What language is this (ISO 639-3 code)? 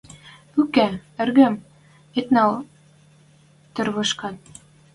mrj